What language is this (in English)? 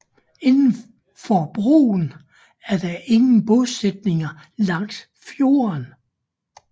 Danish